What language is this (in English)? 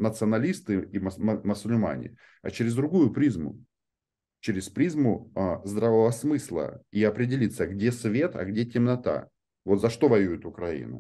Russian